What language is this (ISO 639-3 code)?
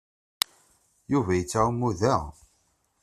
kab